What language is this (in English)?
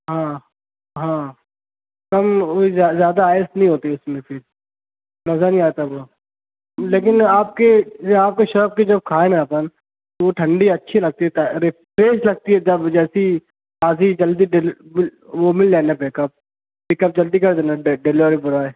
Urdu